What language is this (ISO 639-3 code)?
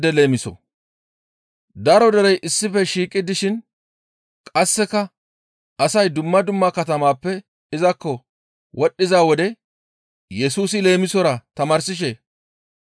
gmv